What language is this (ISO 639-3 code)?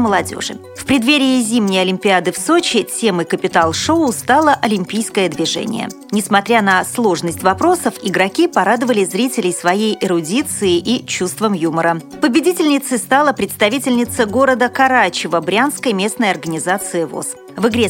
rus